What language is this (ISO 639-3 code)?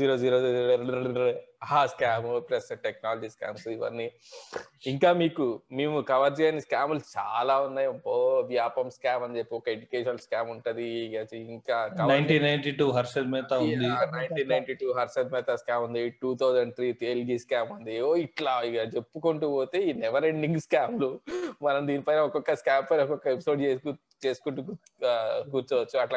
tel